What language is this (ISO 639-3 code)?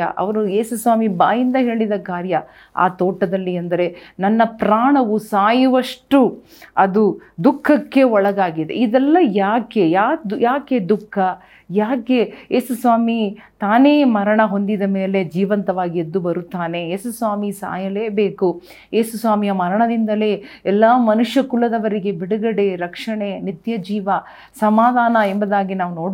kan